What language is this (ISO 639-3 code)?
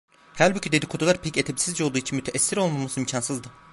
tur